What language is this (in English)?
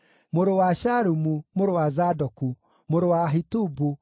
Kikuyu